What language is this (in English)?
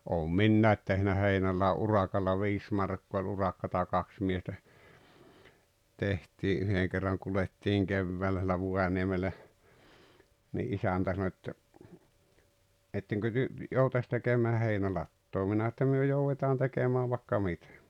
Finnish